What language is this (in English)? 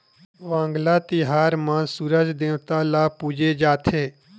Chhattisgarhi